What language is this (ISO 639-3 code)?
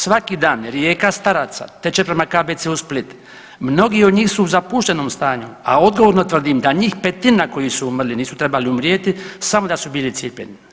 hrv